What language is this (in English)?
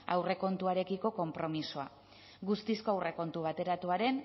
Basque